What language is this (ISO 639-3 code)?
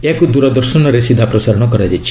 ori